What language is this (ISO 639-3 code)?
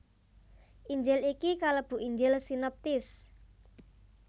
jav